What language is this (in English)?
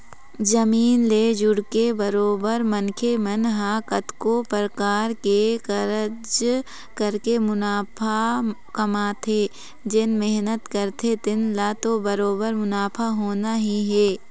Chhattisgarhi